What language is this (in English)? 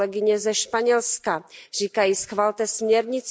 Czech